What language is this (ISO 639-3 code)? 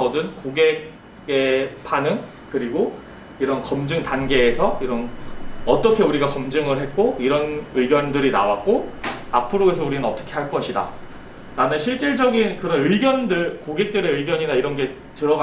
kor